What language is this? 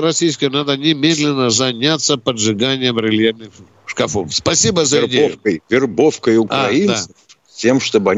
Russian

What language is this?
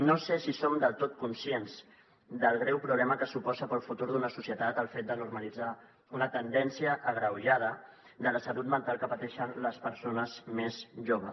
Catalan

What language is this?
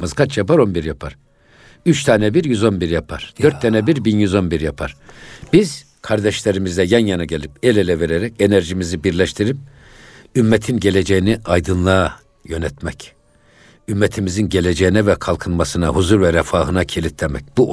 Turkish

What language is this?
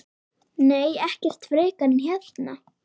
Icelandic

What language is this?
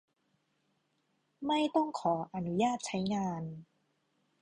Thai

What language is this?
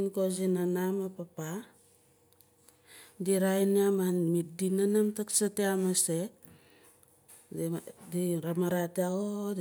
Nalik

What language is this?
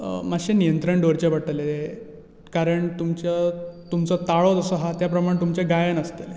Konkani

